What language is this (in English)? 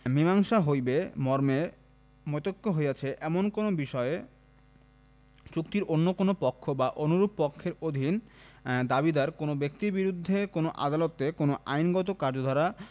Bangla